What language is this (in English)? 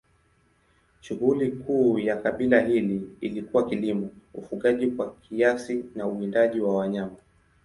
Swahili